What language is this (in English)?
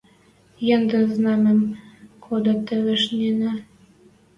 Western Mari